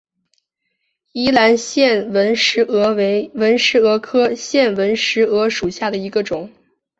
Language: Chinese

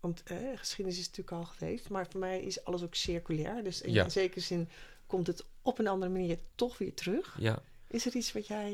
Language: Dutch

